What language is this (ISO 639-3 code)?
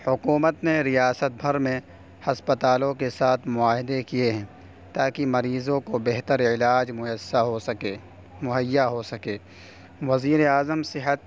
urd